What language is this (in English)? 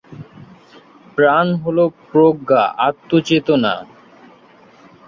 Bangla